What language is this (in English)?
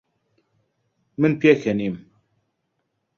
Central Kurdish